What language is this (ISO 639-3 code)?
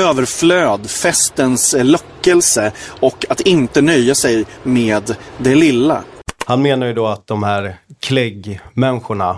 swe